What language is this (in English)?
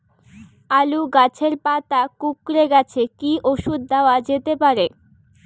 Bangla